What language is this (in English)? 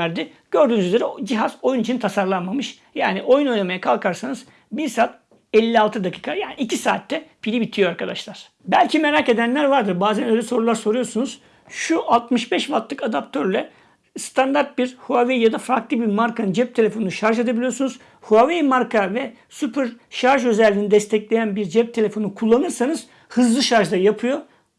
Turkish